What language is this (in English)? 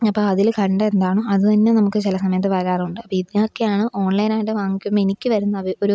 Malayalam